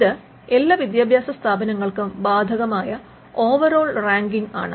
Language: Malayalam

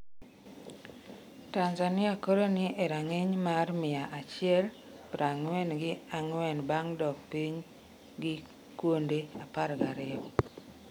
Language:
Luo (Kenya and Tanzania)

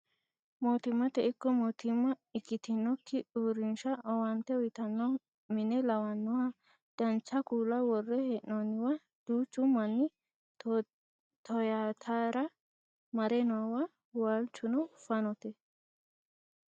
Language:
Sidamo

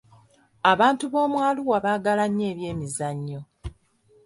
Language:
Ganda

